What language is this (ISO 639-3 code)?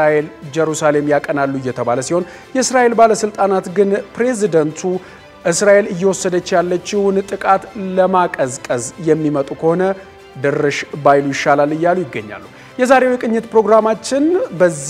ara